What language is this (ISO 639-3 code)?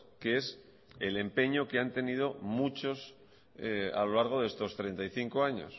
spa